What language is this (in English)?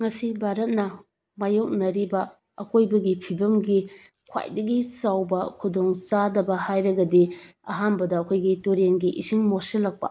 Manipuri